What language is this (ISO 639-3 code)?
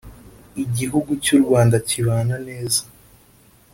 kin